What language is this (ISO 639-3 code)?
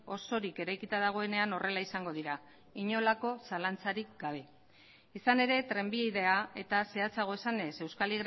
eus